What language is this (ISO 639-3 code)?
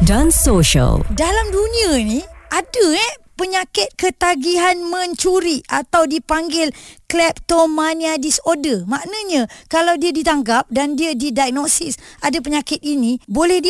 msa